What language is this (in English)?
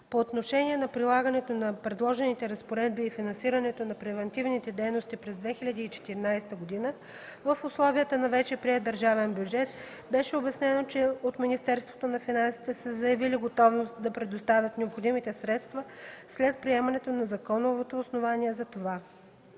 Bulgarian